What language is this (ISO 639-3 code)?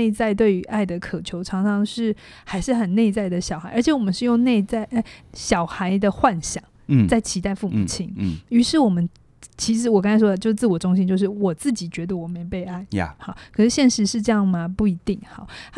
zho